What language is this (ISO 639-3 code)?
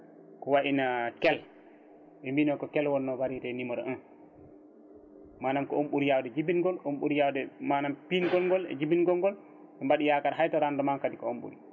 ful